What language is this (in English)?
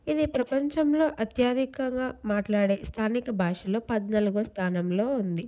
Telugu